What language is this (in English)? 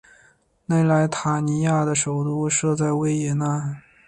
Chinese